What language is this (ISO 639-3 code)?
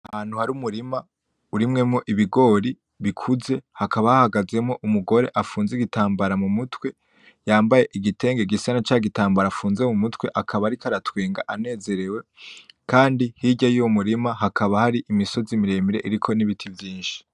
run